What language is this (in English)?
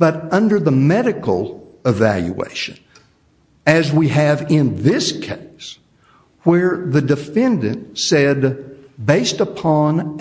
English